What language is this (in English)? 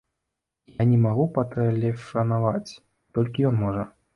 Belarusian